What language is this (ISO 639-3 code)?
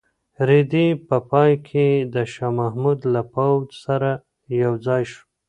pus